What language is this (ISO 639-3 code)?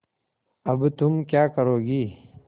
hin